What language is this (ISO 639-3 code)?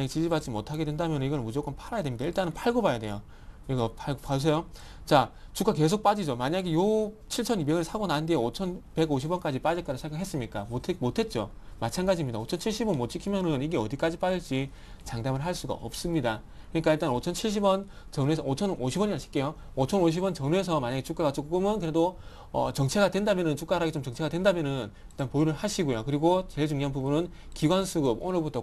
kor